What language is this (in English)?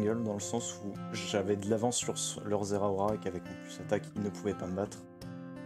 French